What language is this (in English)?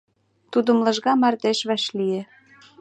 Mari